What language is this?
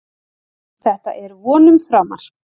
Icelandic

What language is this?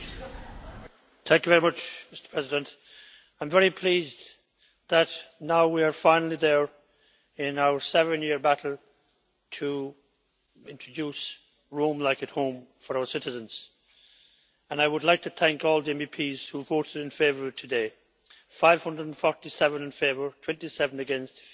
English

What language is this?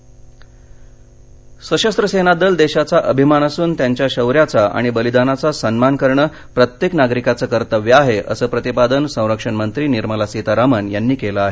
Marathi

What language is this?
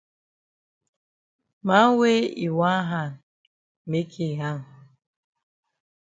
Cameroon Pidgin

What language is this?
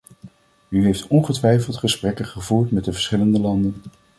Dutch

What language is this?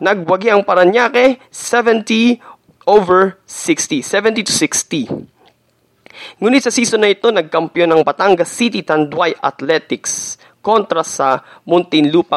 Filipino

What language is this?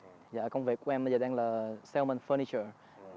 Vietnamese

